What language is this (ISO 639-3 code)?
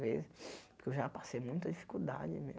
por